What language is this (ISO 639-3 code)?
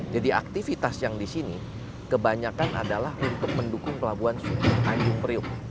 ind